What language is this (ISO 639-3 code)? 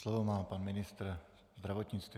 ces